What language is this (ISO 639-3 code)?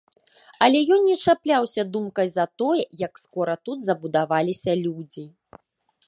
bel